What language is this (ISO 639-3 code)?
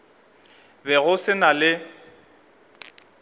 nso